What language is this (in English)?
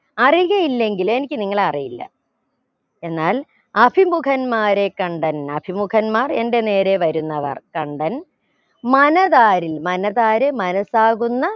Malayalam